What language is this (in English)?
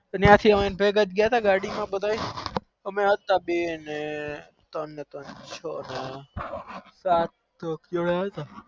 Gujarati